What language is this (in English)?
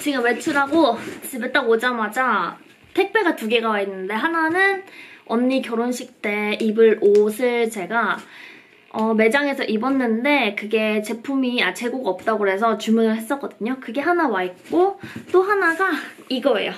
Korean